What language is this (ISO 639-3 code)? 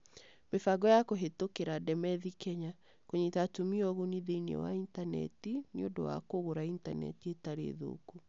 kik